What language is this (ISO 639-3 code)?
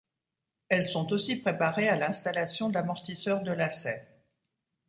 fra